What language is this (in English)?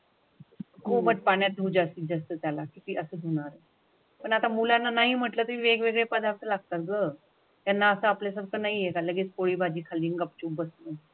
Marathi